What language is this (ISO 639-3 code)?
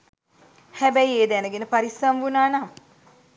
sin